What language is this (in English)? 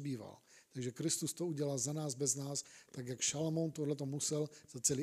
Czech